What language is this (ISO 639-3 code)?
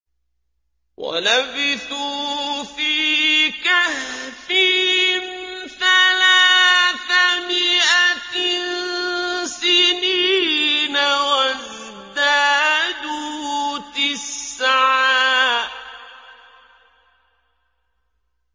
ara